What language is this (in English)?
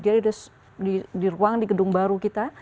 Indonesian